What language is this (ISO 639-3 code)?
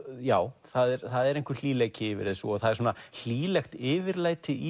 isl